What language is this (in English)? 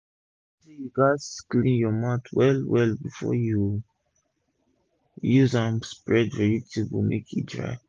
Nigerian Pidgin